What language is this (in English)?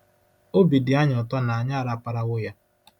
Igbo